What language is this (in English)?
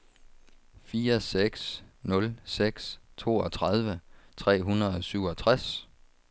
Danish